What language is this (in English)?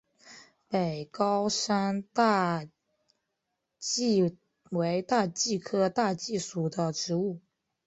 Chinese